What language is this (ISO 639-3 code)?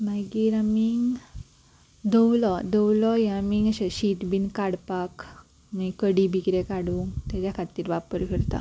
kok